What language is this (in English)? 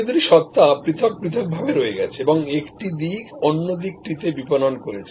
Bangla